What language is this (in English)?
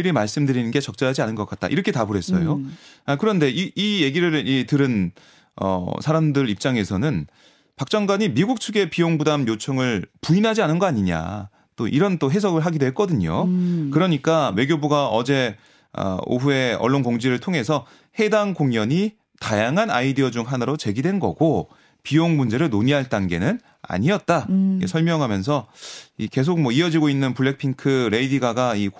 Korean